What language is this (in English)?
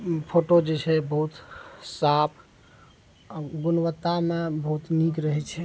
Maithili